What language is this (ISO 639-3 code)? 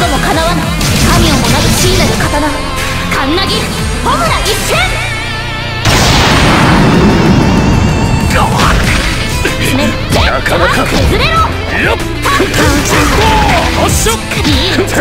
jpn